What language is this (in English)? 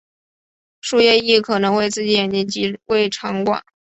Chinese